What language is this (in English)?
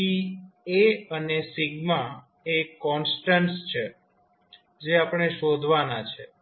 Gujarati